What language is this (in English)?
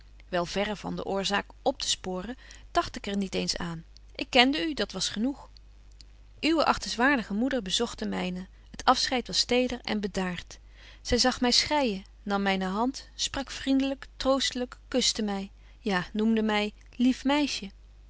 Dutch